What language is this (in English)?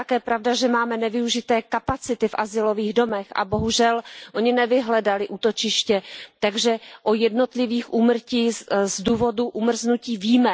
Czech